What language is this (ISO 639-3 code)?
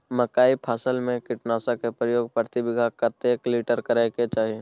mai